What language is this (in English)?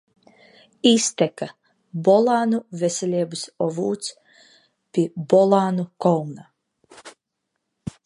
Latvian